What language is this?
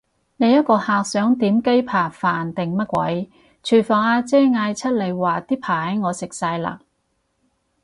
Cantonese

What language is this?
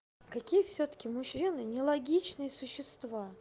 Russian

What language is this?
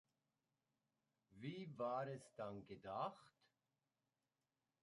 German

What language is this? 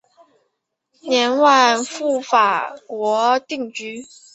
Chinese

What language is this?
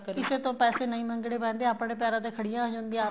Punjabi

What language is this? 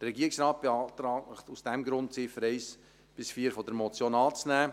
Swiss German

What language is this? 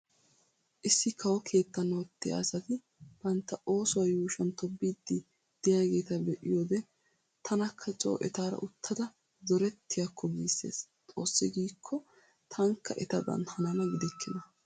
Wolaytta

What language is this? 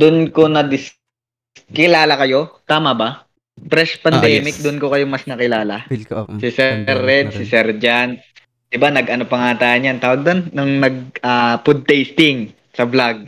Filipino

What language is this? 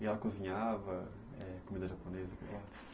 Portuguese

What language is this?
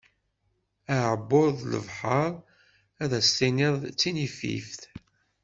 Kabyle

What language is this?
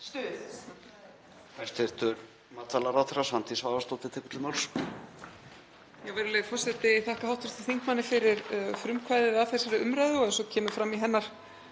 Icelandic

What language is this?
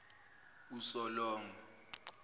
Zulu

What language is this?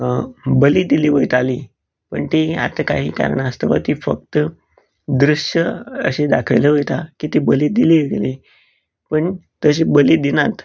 Konkani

